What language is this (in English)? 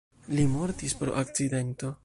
Esperanto